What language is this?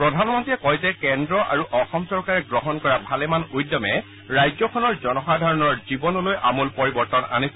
Assamese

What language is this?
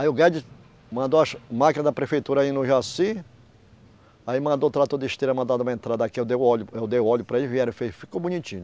Portuguese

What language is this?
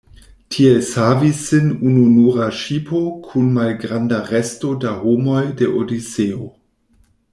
Esperanto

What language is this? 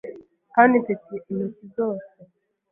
Kinyarwanda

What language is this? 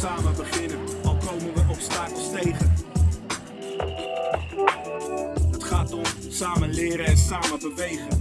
Dutch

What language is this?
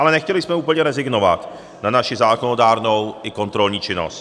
Czech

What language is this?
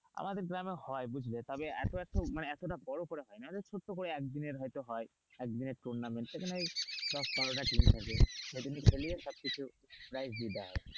Bangla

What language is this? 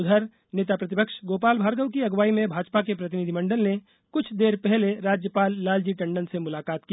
Hindi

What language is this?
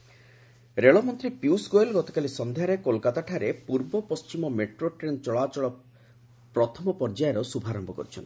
Odia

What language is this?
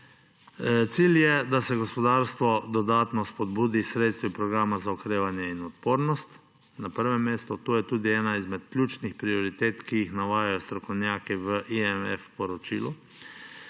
Slovenian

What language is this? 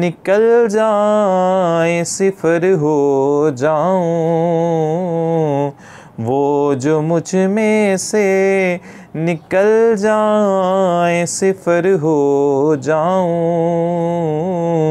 Hindi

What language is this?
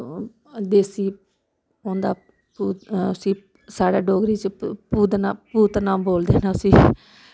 Dogri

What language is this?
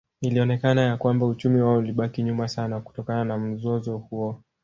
Swahili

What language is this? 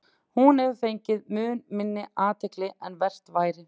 Icelandic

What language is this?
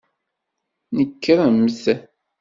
Kabyle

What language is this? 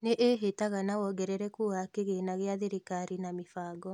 Kikuyu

